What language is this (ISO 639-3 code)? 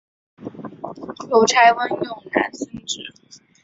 zho